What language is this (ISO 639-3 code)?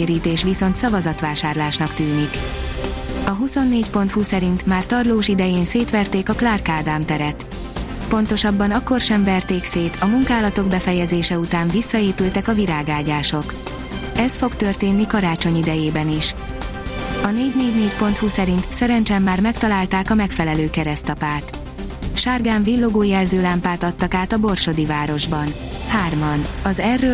hun